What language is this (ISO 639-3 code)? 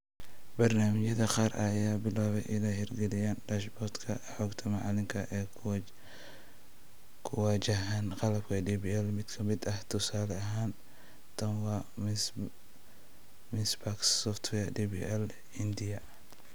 som